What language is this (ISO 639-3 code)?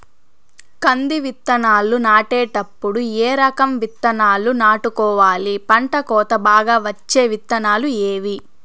tel